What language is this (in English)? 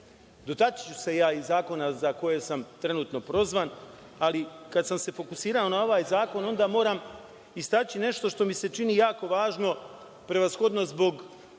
Serbian